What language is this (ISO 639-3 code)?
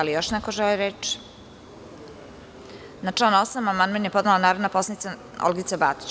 srp